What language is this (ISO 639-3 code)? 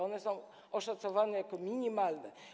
pol